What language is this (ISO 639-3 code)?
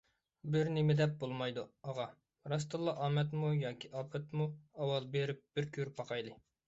uig